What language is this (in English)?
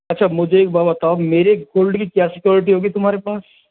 Hindi